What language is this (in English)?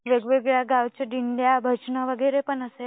Marathi